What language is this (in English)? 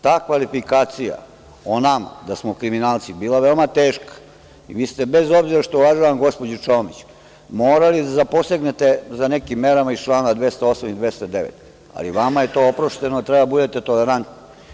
Serbian